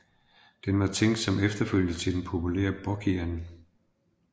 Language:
Danish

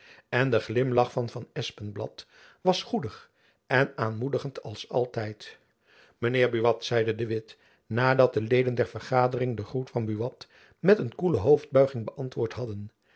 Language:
Dutch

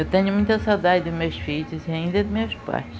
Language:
Portuguese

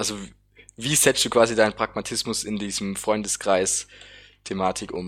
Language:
German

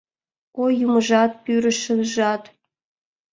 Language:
Mari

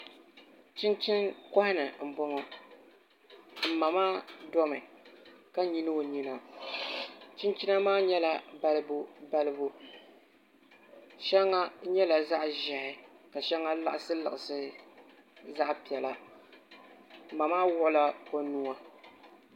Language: Dagbani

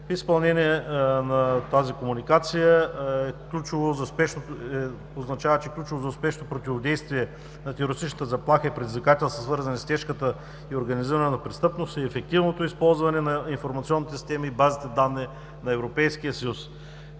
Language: Bulgarian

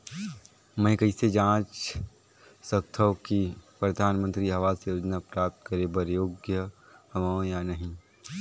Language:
Chhattisgarhi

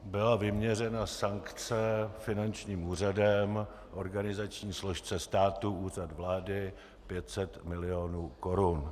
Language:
Czech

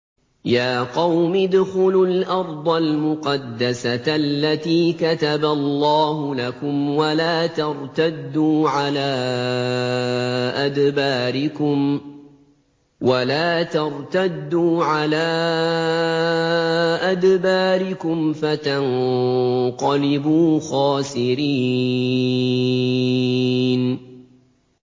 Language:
Arabic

